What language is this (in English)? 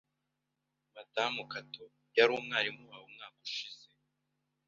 Kinyarwanda